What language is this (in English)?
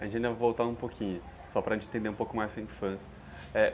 Portuguese